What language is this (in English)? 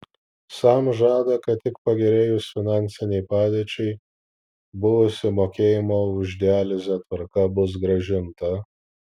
Lithuanian